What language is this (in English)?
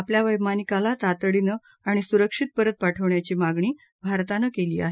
Marathi